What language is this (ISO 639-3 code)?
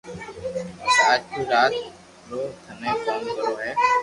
lrk